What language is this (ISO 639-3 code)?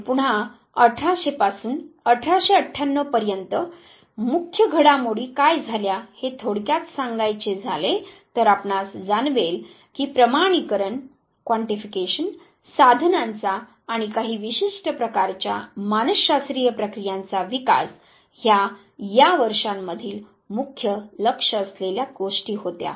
mar